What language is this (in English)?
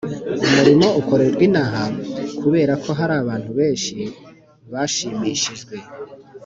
Kinyarwanda